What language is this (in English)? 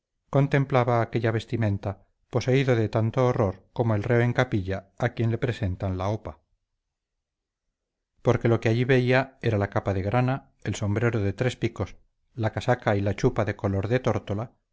Spanish